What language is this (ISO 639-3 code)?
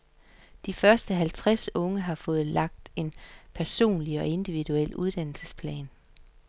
dan